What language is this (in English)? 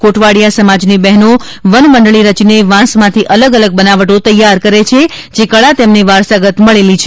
Gujarati